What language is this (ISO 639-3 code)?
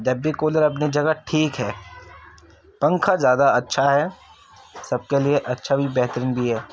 urd